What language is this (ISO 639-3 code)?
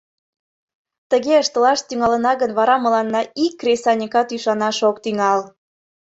chm